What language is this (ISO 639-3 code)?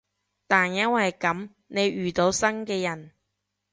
yue